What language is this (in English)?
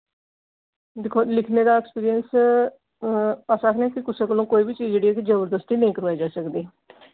Dogri